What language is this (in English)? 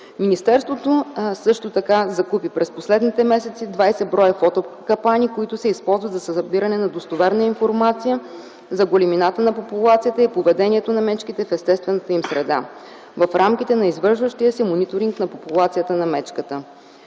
Bulgarian